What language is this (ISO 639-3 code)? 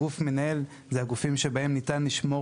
heb